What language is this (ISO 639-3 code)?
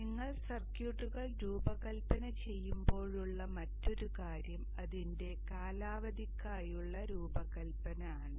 mal